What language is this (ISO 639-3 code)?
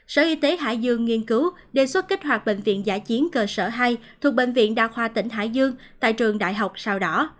vie